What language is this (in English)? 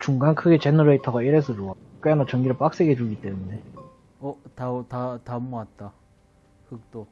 Korean